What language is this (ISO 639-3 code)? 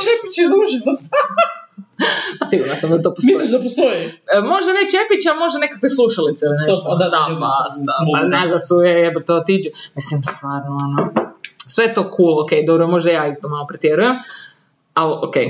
hrv